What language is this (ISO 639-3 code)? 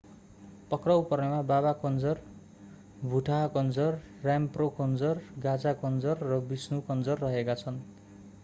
nep